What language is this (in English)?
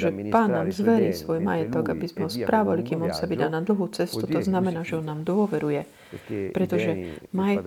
Slovak